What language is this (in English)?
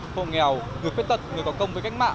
Vietnamese